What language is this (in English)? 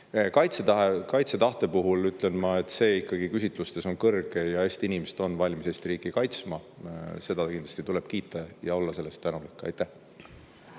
Estonian